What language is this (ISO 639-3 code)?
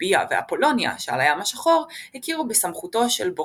heb